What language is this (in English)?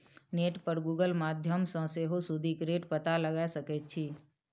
Maithili